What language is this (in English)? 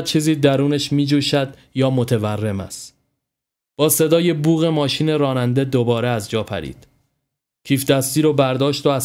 Persian